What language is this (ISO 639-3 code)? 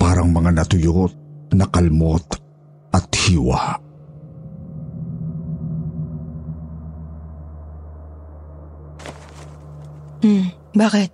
fil